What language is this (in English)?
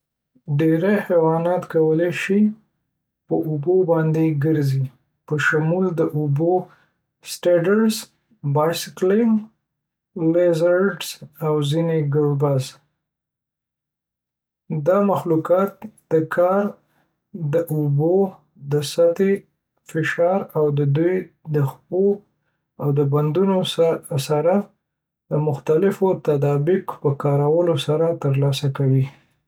Pashto